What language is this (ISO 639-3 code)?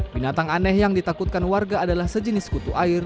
ind